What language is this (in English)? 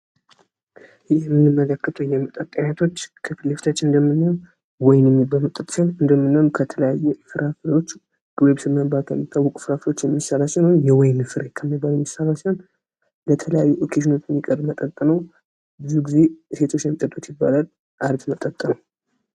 Amharic